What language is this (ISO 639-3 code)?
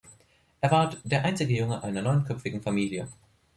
deu